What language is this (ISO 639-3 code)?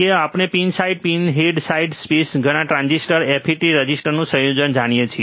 guj